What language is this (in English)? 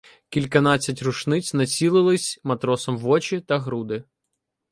Ukrainian